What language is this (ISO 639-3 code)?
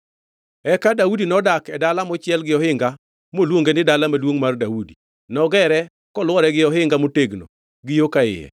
luo